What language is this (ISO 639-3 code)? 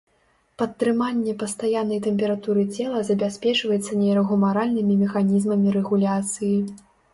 bel